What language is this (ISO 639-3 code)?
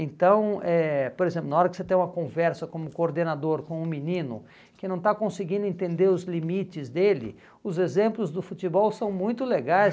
por